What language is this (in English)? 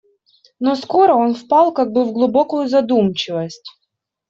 Russian